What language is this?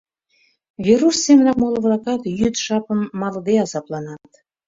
Mari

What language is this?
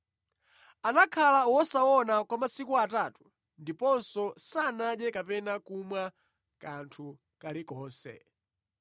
Nyanja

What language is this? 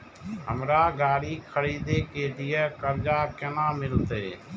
Maithili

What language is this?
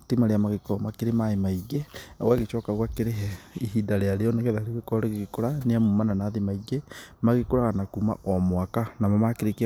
Kikuyu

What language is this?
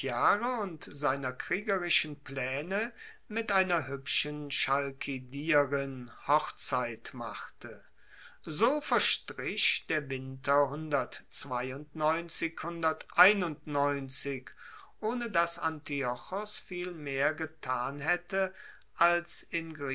German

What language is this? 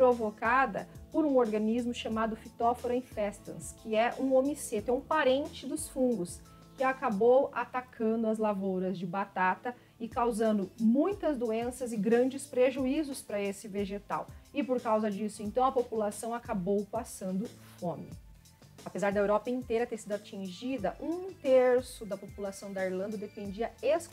Portuguese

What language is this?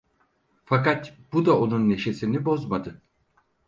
Turkish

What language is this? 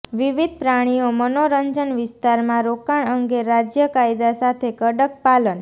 Gujarati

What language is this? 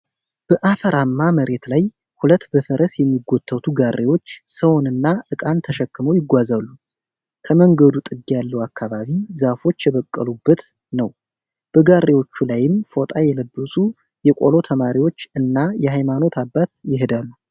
Amharic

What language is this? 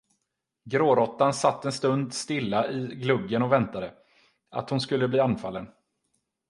Swedish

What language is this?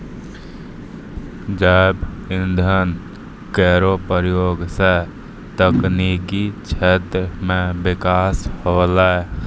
Maithili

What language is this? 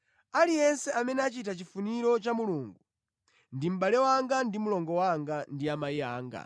Nyanja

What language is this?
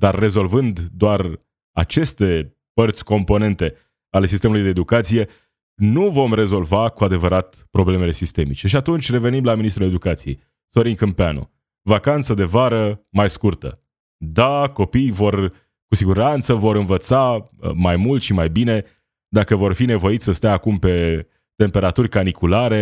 Romanian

